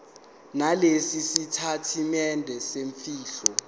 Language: Zulu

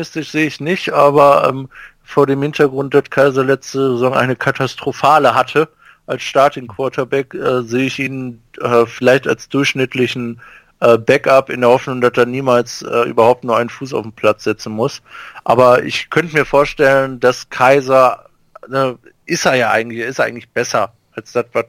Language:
German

